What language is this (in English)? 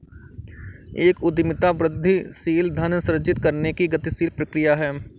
Hindi